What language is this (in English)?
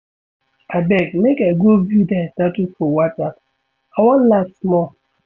Nigerian Pidgin